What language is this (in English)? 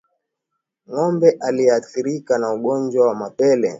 Swahili